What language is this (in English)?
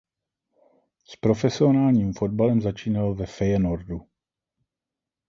Czech